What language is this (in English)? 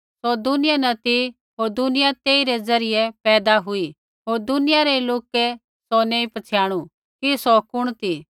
Kullu Pahari